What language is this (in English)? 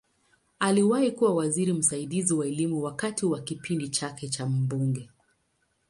Swahili